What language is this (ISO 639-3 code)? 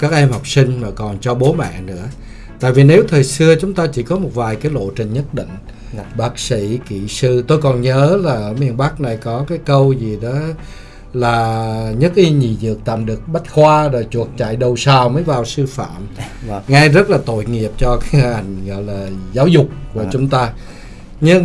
vie